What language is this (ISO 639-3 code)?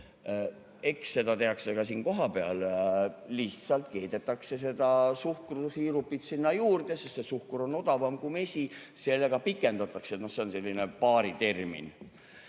est